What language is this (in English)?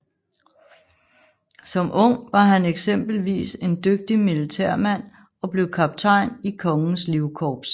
Danish